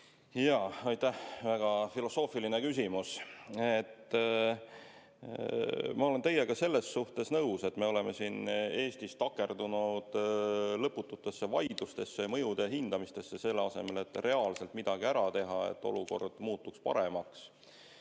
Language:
Estonian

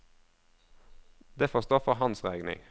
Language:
Norwegian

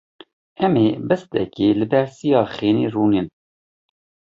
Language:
Kurdish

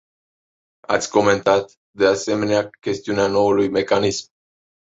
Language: Romanian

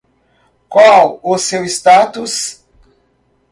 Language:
Portuguese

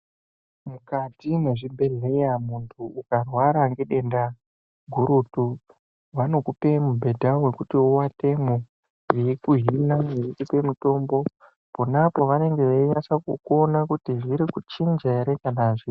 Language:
Ndau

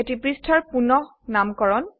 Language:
Assamese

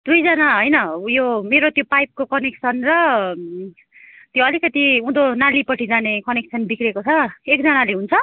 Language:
Nepali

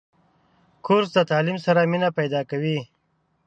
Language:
Pashto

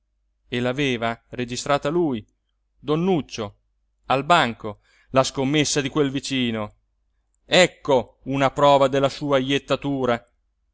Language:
Italian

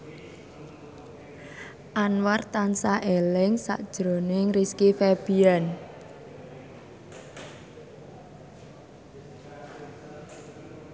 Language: Javanese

